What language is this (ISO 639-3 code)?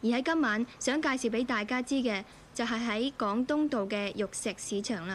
zho